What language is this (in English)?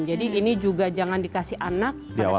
Indonesian